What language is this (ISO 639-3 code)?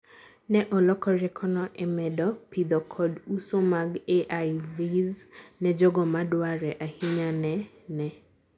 luo